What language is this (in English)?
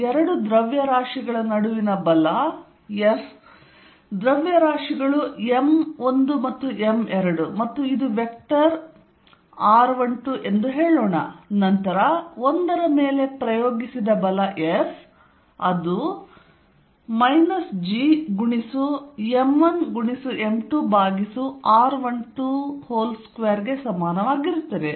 Kannada